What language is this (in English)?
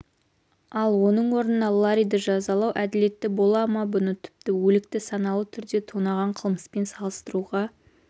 Kazakh